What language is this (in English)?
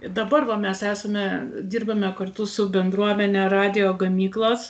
Lithuanian